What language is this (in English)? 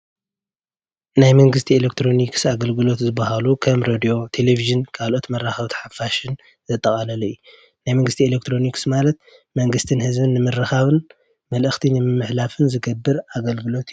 Tigrinya